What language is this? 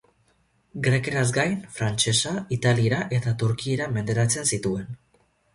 Basque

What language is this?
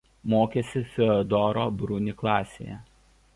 Lithuanian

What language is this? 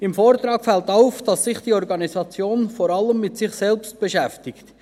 Swiss German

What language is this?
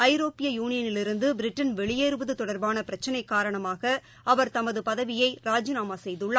Tamil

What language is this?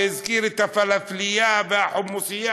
Hebrew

